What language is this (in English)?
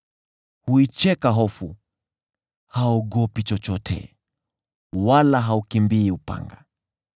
Swahili